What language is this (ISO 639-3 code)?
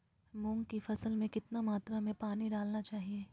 mag